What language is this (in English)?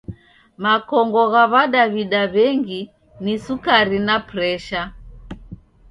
Taita